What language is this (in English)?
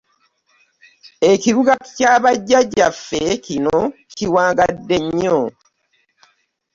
Ganda